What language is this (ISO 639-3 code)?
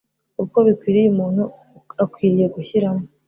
kin